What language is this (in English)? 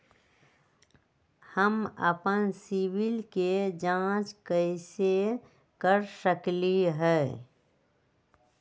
Magahi